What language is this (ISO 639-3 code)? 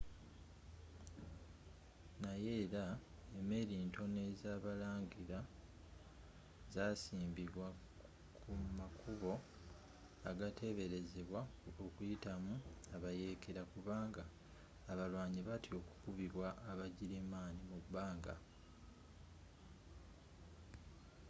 lug